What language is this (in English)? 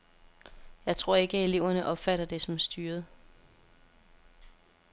Danish